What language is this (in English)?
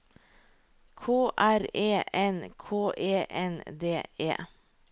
Norwegian